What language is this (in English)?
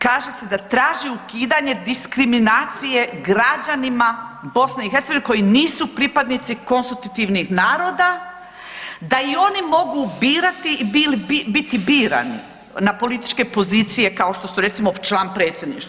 Croatian